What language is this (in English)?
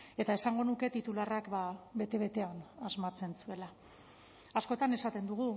Basque